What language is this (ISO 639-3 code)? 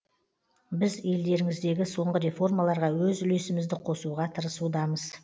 kaz